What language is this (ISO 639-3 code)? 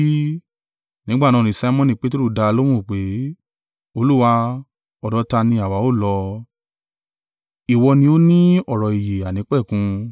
yor